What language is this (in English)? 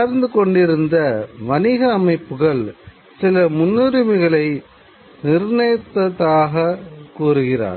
Tamil